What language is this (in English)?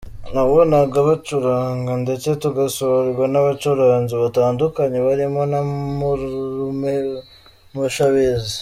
Kinyarwanda